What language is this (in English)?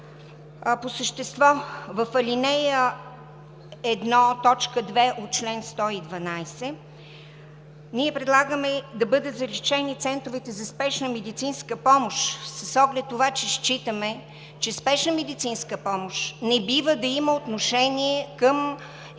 Bulgarian